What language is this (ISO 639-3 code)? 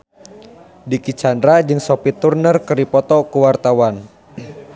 sun